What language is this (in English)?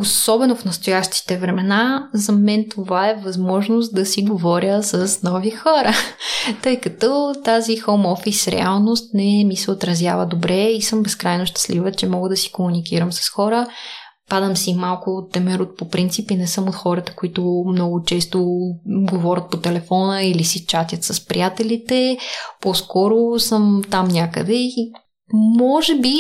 Bulgarian